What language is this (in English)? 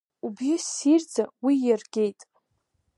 Abkhazian